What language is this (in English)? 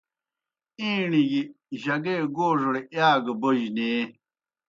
Kohistani Shina